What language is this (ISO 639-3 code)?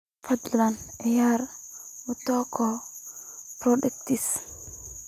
som